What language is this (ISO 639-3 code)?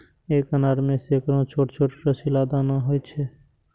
mai